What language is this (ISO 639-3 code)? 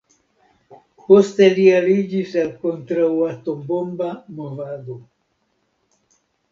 epo